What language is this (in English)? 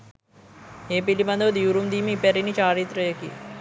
Sinhala